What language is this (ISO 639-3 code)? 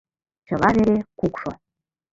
chm